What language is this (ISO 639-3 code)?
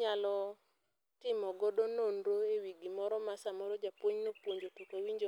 luo